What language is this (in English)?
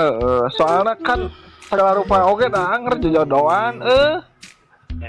Indonesian